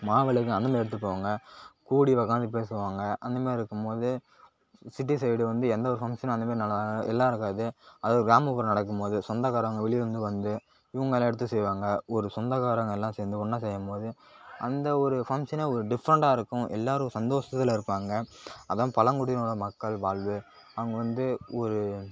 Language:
Tamil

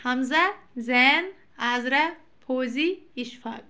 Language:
Kashmiri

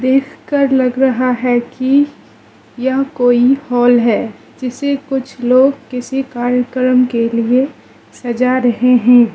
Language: Hindi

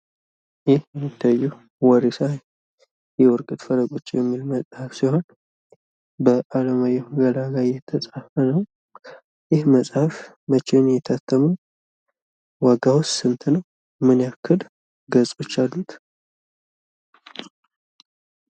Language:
Amharic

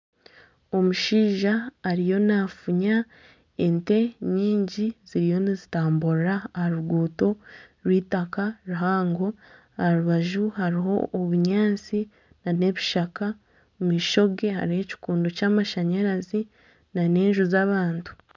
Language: Nyankole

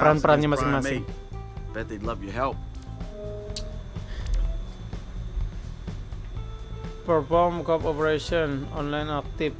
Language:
Indonesian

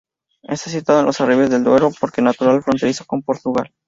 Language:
Spanish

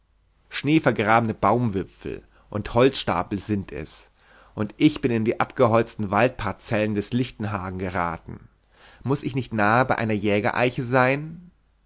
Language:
German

